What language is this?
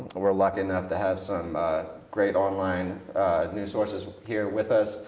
English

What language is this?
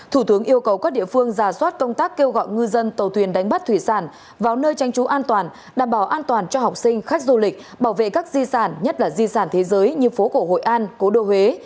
Vietnamese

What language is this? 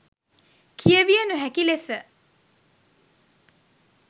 Sinhala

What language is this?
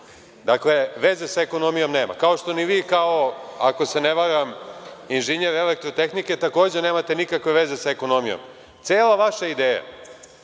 Serbian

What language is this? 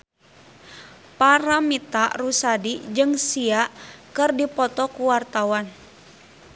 Sundanese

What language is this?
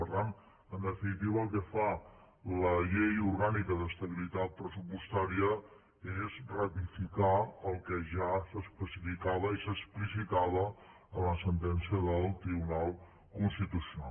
Catalan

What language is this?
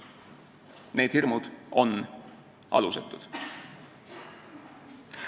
Estonian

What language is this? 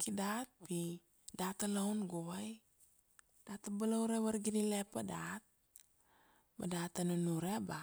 Kuanua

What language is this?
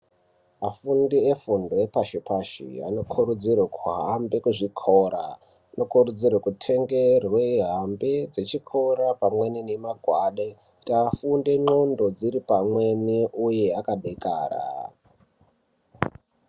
Ndau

